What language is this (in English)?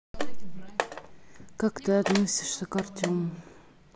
Russian